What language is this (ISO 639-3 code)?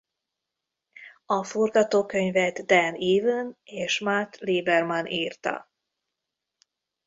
hun